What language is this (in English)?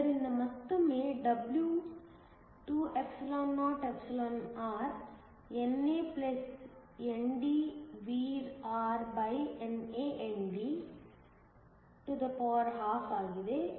Kannada